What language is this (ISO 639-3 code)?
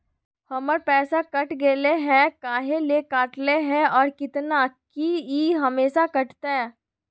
mag